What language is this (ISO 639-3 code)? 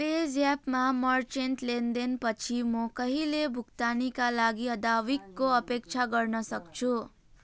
nep